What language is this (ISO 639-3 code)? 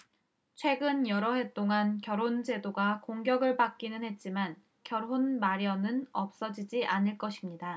kor